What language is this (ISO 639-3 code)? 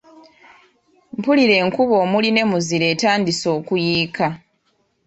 lug